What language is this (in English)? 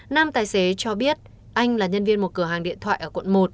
Vietnamese